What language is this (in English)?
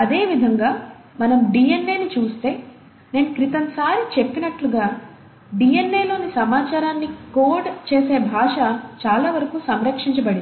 Telugu